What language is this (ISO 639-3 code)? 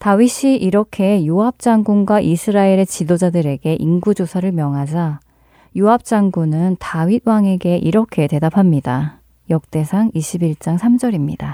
kor